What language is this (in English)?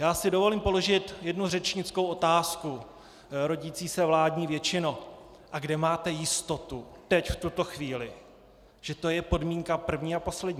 Czech